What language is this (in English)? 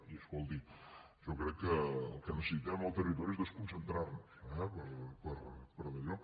Catalan